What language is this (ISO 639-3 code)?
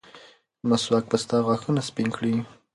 pus